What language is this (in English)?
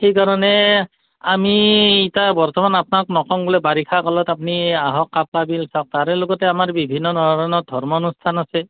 Assamese